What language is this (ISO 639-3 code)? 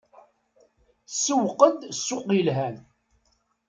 kab